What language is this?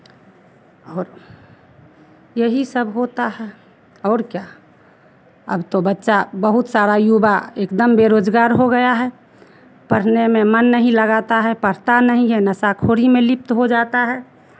Hindi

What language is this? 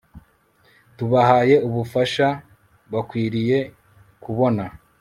Kinyarwanda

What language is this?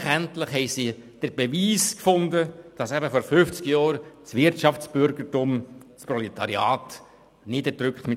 Swiss German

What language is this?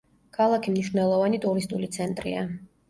Georgian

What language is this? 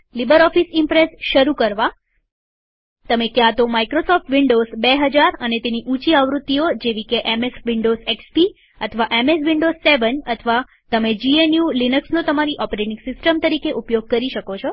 Gujarati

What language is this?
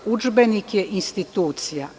Serbian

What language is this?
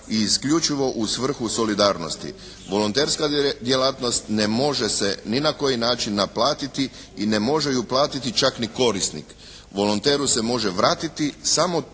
Croatian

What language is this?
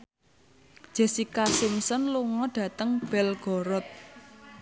Javanese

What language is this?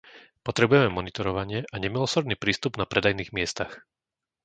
Slovak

